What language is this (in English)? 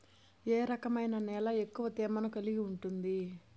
Telugu